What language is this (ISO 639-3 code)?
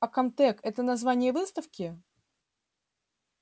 rus